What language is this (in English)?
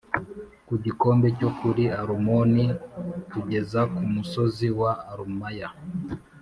Kinyarwanda